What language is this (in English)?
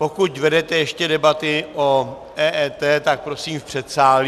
Czech